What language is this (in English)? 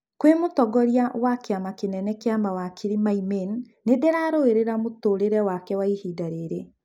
Kikuyu